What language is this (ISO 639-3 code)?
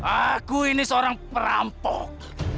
ind